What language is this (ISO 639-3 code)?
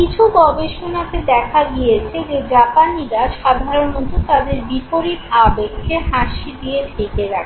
ben